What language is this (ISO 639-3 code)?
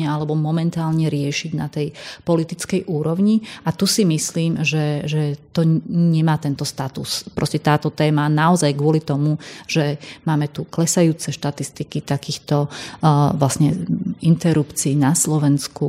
slk